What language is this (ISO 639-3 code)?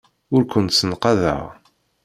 kab